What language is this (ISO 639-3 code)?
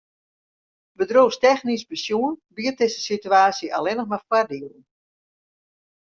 fry